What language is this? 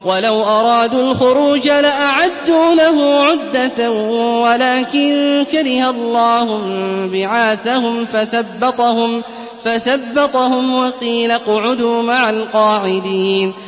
Arabic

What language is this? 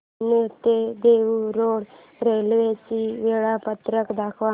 Marathi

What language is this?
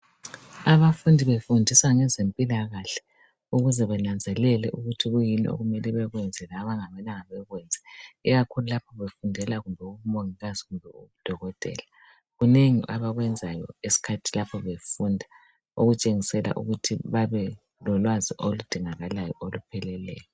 North Ndebele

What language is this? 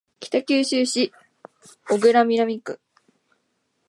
Japanese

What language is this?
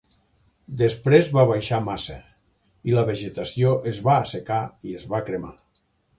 Catalan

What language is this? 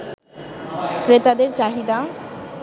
Bangla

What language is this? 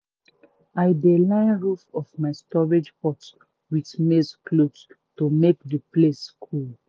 Nigerian Pidgin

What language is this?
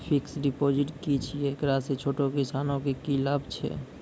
Maithili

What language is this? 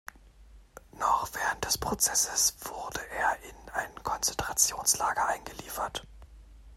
German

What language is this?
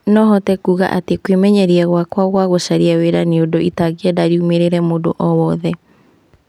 Kikuyu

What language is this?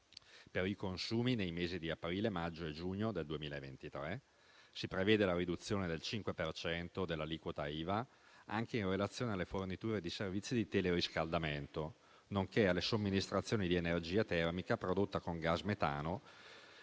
Italian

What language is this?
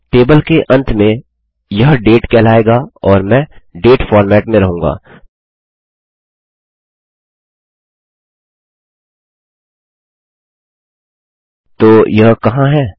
Hindi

